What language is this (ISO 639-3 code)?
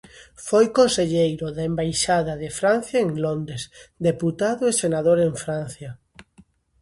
glg